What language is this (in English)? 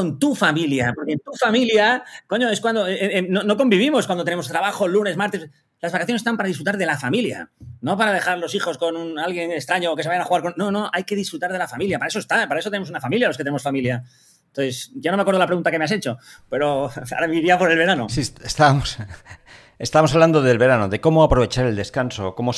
Spanish